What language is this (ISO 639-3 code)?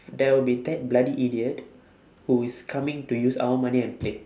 eng